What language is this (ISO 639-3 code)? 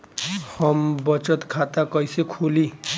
bho